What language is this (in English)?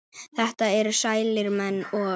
Icelandic